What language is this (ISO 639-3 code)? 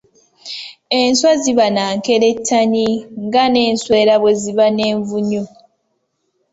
lug